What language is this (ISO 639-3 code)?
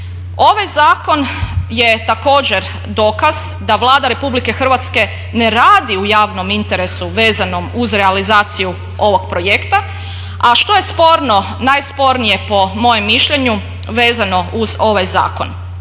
hrv